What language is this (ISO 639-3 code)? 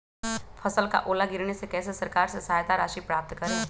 mag